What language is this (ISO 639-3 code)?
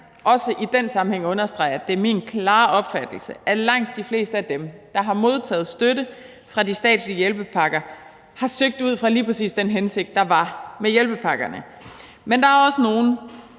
dan